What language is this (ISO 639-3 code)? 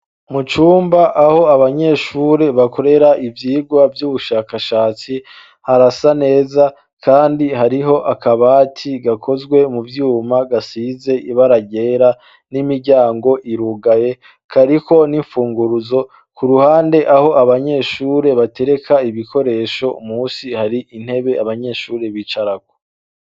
run